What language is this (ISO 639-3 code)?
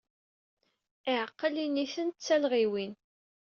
kab